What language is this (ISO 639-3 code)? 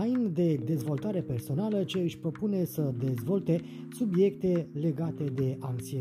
ron